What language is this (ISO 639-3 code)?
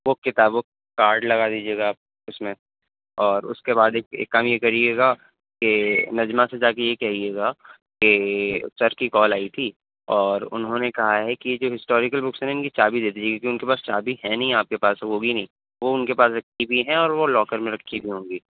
urd